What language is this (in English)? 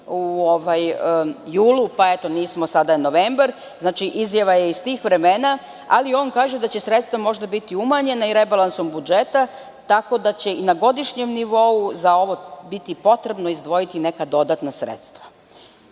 Serbian